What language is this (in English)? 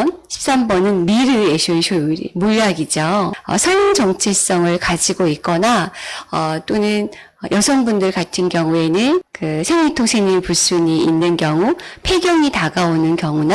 Korean